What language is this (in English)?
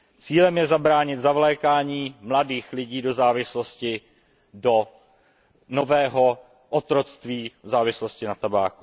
Czech